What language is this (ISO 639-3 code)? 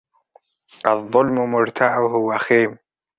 ara